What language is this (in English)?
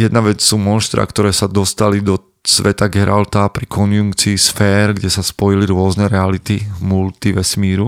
Slovak